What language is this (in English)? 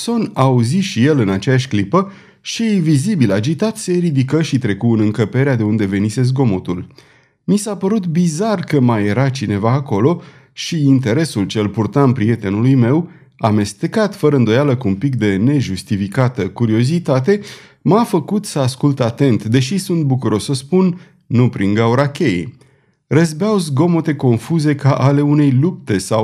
Romanian